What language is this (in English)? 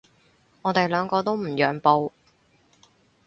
Cantonese